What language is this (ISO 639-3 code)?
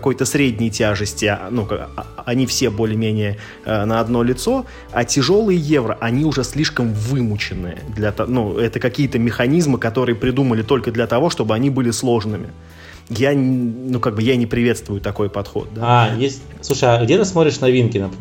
rus